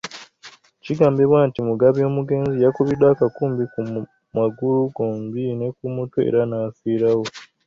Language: Ganda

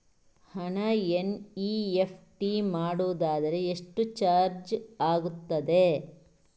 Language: Kannada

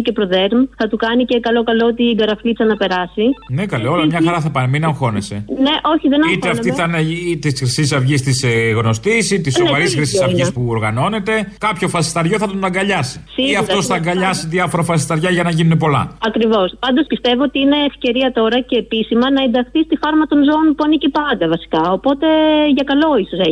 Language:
Greek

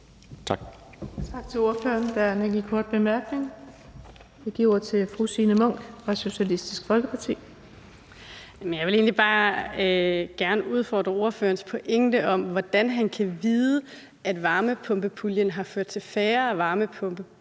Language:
Danish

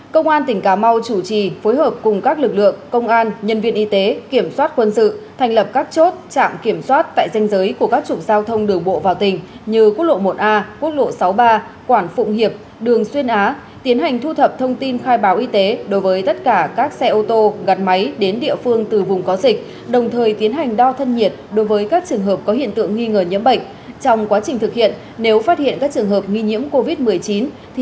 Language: Vietnamese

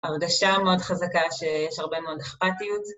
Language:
Hebrew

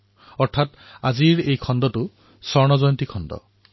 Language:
Assamese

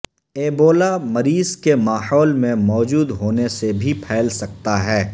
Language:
Urdu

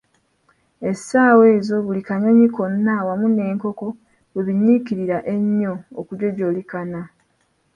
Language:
Ganda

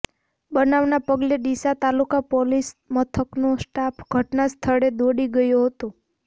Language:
Gujarati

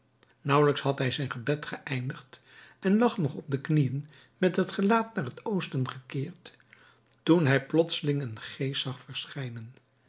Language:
Dutch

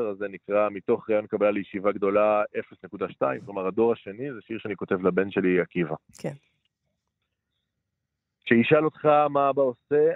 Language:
Hebrew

